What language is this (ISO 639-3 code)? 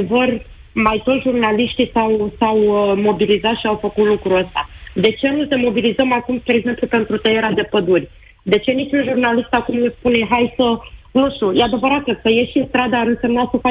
ron